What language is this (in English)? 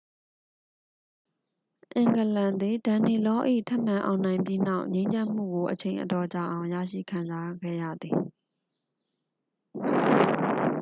Burmese